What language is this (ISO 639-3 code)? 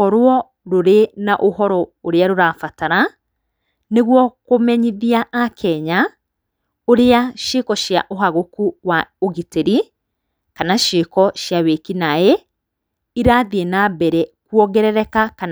kik